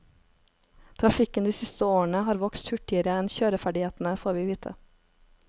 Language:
Norwegian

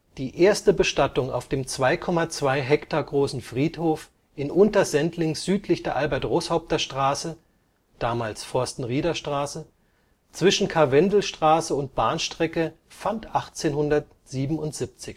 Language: German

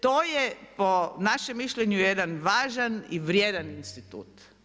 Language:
Croatian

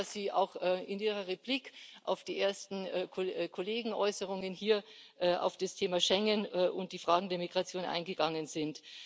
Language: German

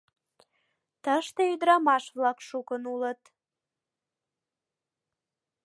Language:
Mari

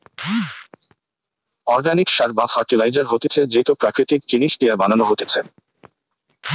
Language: Bangla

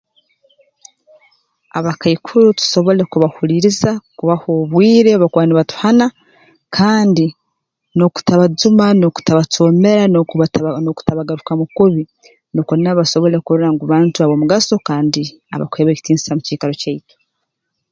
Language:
Tooro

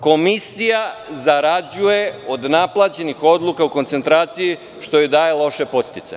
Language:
Serbian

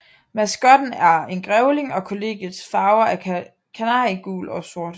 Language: Danish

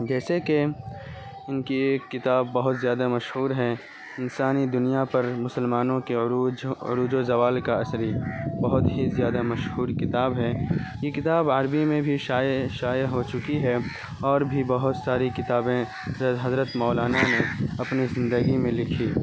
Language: Urdu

